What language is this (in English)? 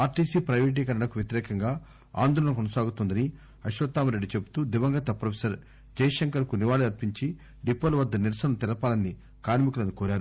Telugu